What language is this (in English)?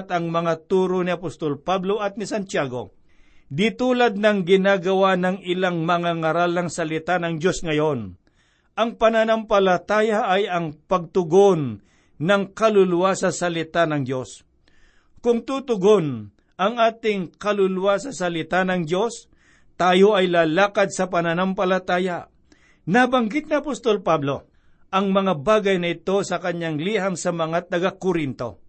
Filipino